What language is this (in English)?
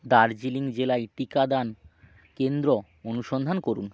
Bangla